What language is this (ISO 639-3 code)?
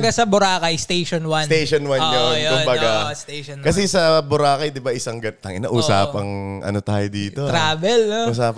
fil